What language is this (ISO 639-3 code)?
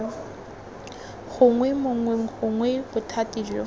tsn